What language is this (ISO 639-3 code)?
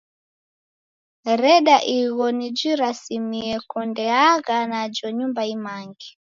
dav